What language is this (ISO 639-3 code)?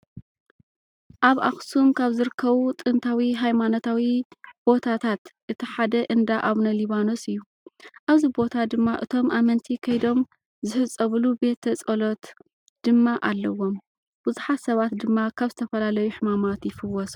tir